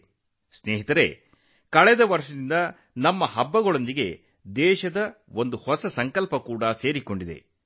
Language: Kannada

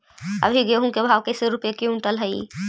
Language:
Magahi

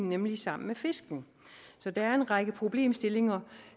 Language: Danish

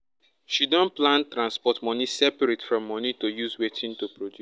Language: Nigerian Pidgin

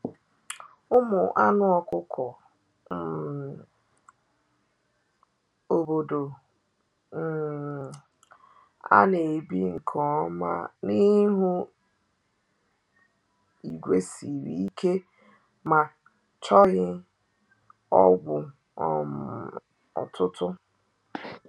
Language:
Igbo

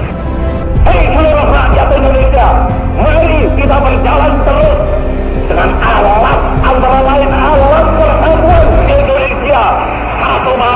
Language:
Indonesian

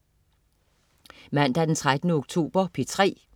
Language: Danish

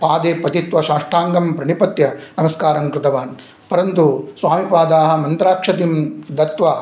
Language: Sanskrit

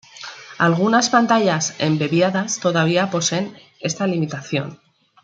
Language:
Spanish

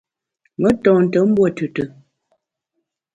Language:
Bamun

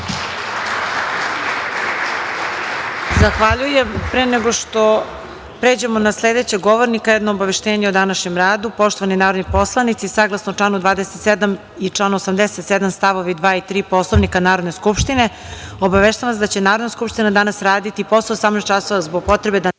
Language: Serbian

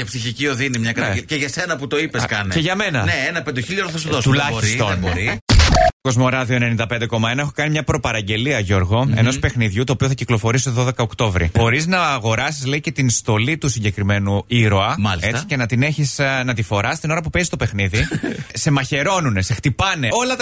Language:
Greek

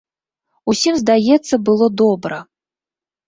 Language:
Belarusian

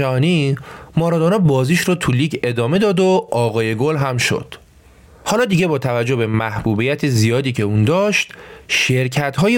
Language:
Persian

